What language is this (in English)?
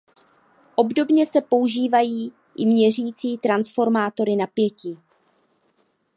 Czech